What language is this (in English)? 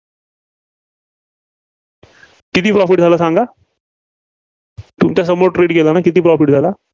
Marathi